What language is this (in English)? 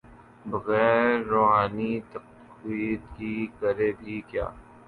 Urdu